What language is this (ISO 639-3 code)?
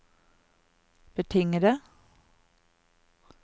nor